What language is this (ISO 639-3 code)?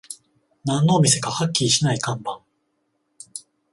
jpn